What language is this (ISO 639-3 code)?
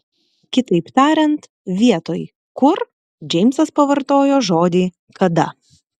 lit